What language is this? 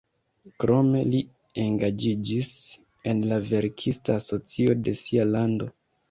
Esperanto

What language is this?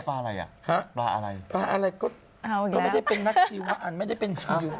Thai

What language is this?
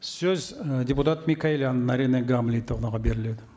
Kazakh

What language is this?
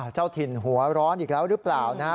Thai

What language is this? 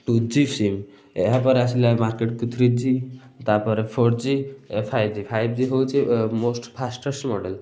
Odia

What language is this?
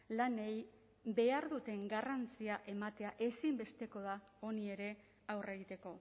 Basque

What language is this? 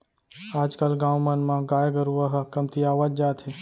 Chhattisgarhi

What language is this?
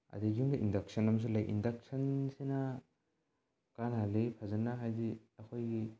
Manipuri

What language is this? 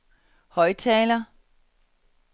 Danish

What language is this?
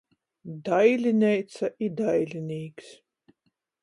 Latgalian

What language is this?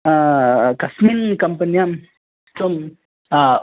Sanskrit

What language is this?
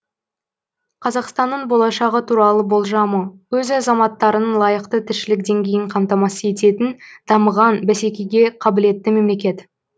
Kazakh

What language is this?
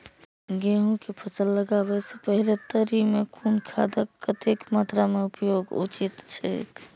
Maithili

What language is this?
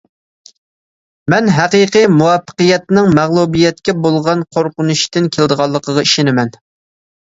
Uyghur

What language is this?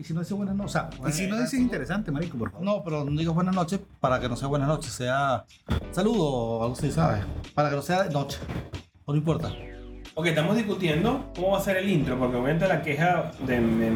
Spanish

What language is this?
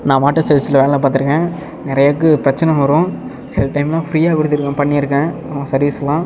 Tamil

